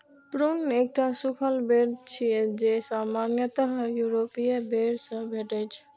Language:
Maithili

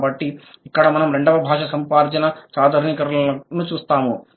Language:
Telugu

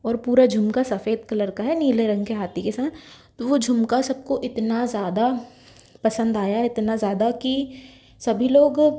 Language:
Hindi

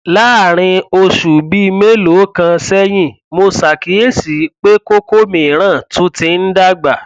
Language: Yoruba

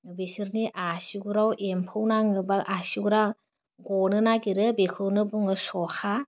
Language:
Bodo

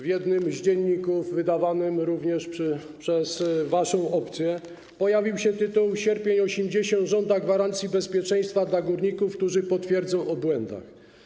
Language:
Polish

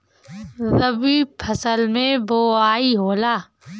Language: Bhojpuri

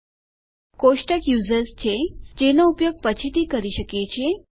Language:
Gujarati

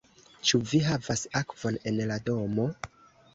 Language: Esperanto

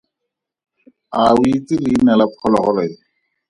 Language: Tswana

